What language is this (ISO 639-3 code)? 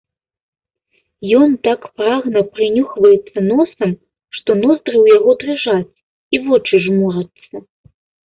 bel